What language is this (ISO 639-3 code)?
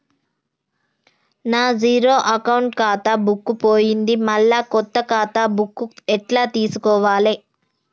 tel